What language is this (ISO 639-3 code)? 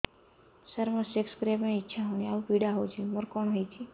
ori